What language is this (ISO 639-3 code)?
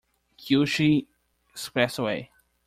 eng